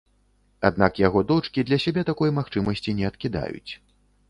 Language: Belarusian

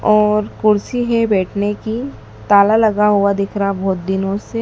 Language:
Hindi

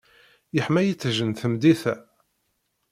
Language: Kabyle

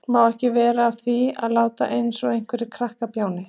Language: Icelandic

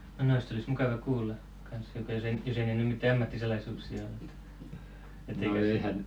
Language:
Finnish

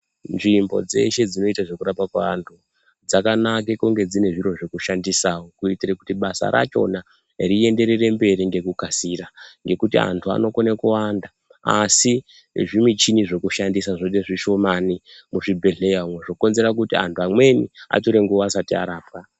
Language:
Ndau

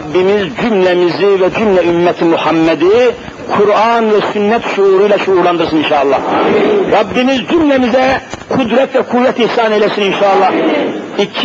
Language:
Turkish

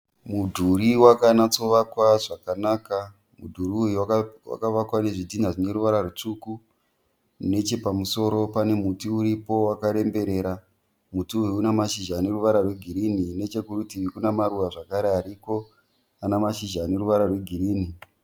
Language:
Shona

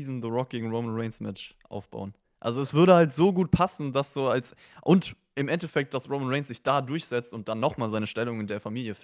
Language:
German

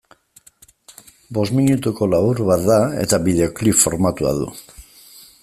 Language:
Basque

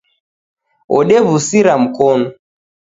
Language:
Taita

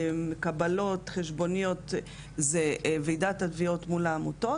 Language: Hebrew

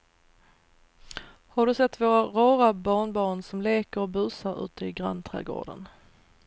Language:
Swedish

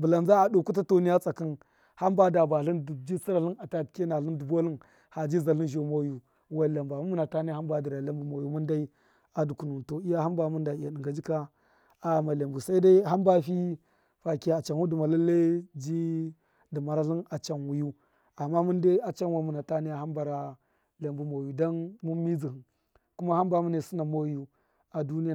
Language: Miya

